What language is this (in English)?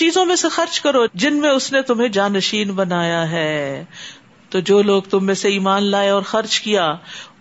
Urdu